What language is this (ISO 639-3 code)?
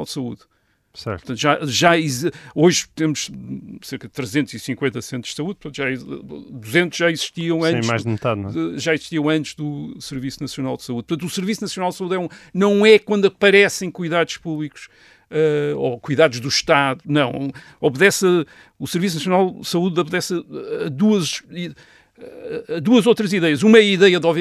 por